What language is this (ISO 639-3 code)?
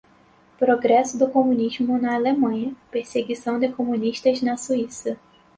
por